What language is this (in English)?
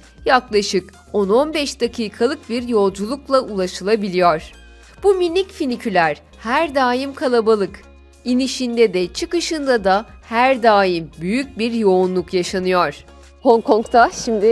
Turkish